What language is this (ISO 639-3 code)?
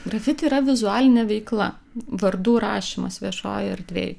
lit